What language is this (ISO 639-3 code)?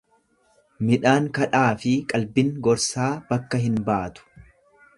orm